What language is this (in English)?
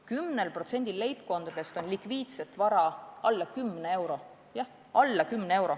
Estonian